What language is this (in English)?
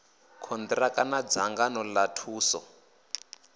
Venda